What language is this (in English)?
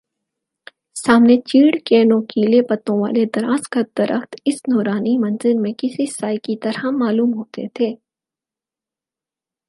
Urdu